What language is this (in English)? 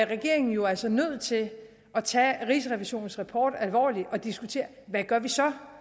Danish